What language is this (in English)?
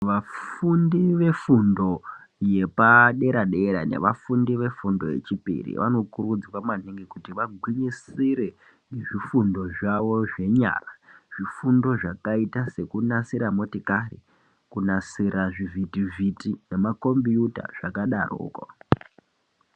Ndau